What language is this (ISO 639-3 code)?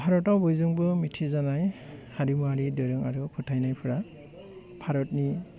brx